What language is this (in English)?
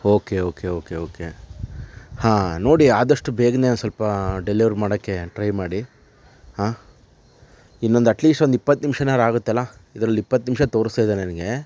Kannada